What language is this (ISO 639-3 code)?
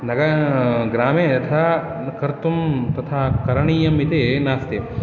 san